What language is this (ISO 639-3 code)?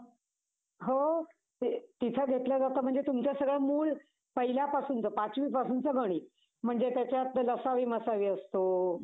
mar